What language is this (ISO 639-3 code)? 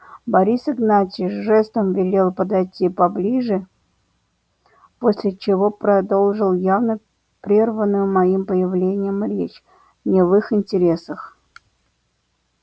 rus